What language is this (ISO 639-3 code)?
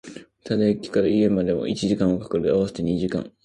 jpn